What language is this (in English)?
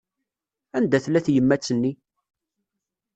Kabyle